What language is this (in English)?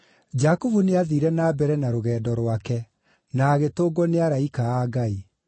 Kikuyu